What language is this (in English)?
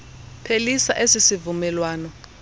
Xhosa